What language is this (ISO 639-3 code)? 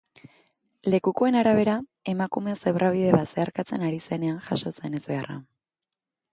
eus